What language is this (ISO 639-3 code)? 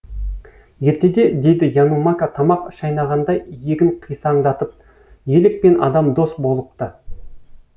kaz